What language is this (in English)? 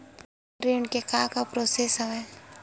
Chhattisgarhi